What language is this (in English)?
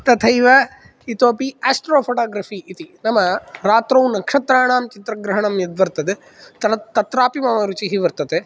Sanskrit